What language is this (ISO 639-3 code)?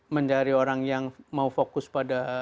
ind